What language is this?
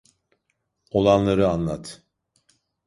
Turkish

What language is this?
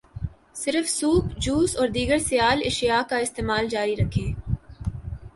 Urdu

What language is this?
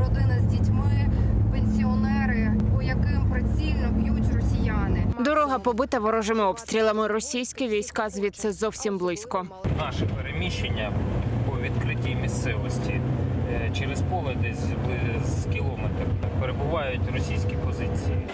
Ukrainian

